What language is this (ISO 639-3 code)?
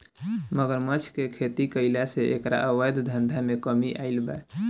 bho